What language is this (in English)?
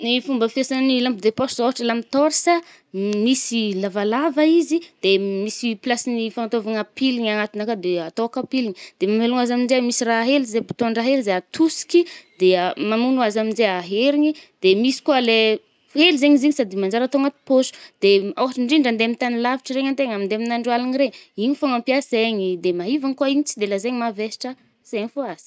Northern Betsimisaraka Malagasy